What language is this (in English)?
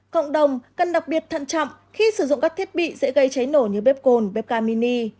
Vietnamese